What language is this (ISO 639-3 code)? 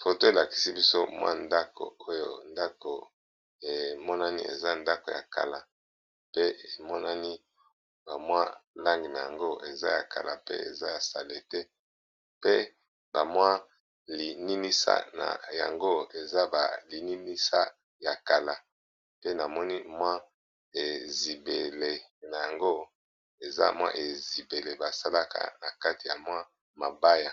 lin